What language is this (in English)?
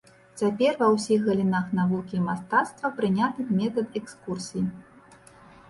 Belarusian